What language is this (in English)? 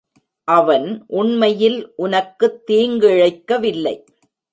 Tamil